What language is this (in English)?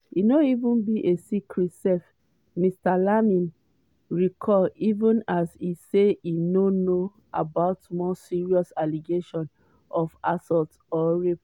Nigerian Pidgin